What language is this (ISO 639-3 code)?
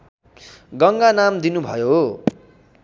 nep